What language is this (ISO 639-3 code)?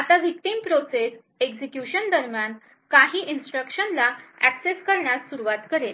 mar